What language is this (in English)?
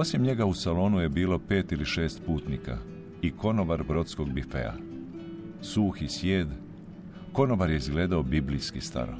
Croatian